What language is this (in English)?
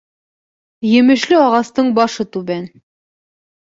Bashkir